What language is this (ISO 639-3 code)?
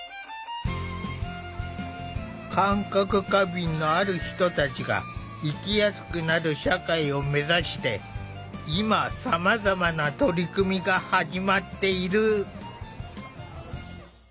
jpn